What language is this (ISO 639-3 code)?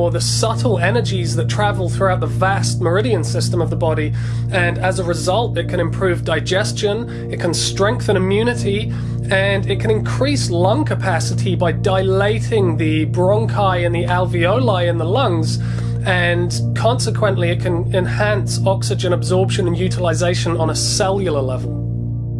eng